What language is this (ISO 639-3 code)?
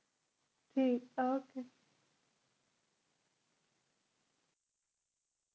pan